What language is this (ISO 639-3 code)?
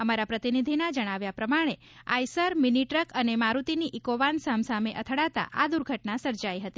guj